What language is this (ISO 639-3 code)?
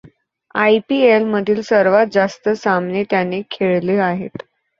mar